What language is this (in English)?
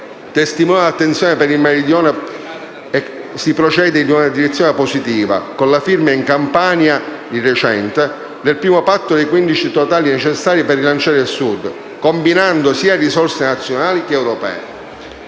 Italian